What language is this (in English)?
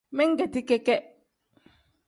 Tem